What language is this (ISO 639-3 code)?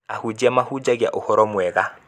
kik